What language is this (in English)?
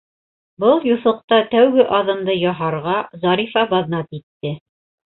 Bashkir